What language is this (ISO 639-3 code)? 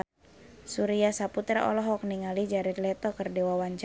sun